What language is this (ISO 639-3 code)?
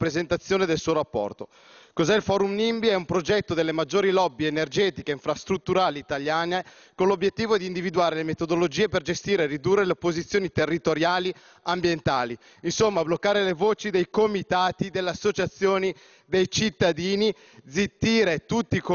ita